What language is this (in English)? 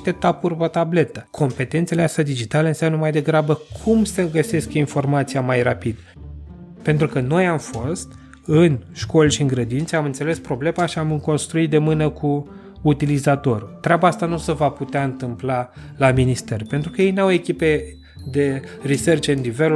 Romanian